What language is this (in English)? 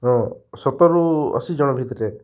Odia